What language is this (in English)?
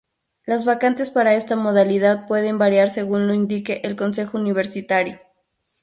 Spanish